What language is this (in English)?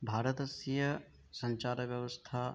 Sanskrit